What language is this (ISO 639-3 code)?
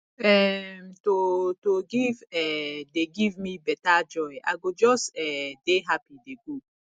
pcm